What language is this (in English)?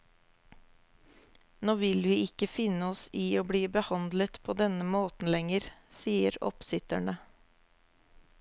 Norwegian